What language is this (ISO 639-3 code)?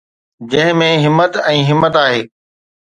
snd